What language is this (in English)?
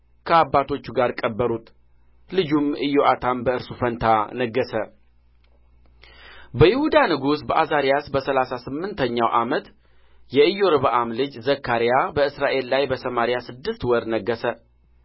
Amharic